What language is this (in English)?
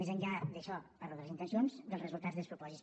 Catalan